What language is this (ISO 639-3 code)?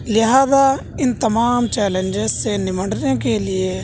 urd